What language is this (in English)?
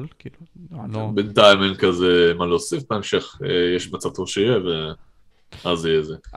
Hebrew